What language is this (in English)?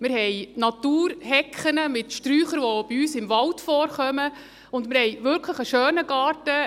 Swiss German